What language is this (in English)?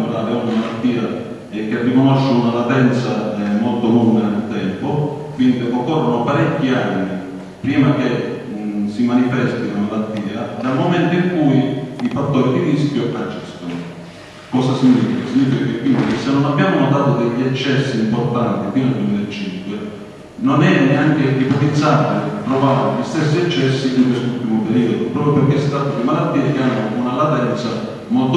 Italian